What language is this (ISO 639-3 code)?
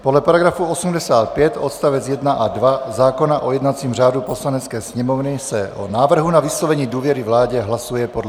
ces